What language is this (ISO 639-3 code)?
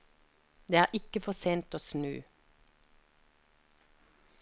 nor